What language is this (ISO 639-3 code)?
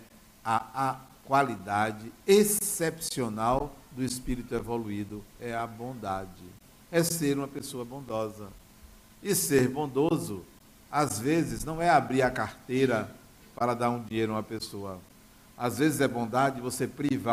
por